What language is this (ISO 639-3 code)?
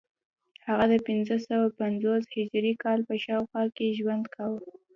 pus